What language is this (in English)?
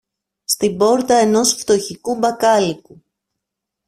Greek